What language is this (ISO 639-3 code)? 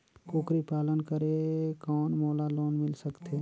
hne